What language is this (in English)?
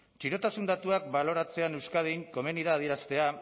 Basque